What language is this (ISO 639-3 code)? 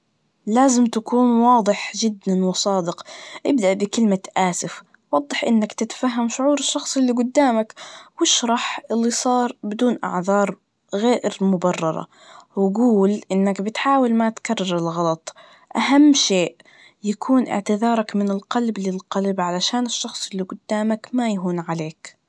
ars